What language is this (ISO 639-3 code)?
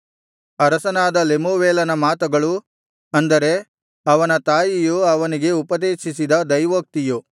kan